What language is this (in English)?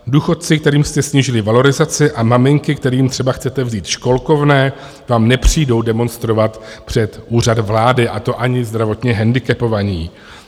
Czech